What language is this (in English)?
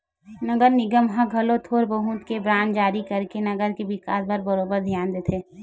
Chhattisgarhi